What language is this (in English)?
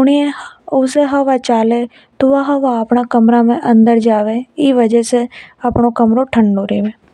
Hadothi